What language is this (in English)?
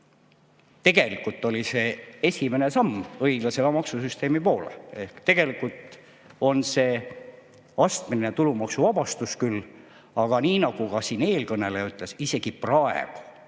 Estonian